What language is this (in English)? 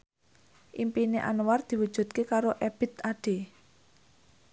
Javanese